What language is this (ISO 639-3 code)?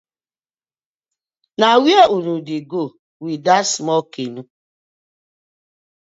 pcm